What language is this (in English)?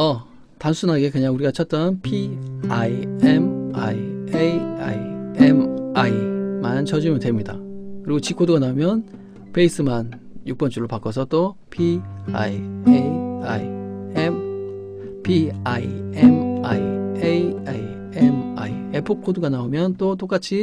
Korean